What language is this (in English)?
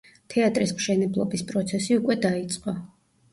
Georgian